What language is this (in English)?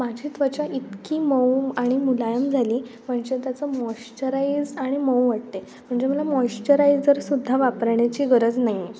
Marathi